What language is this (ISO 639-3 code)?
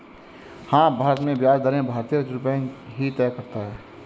hin